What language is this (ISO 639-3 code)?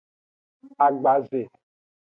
ajg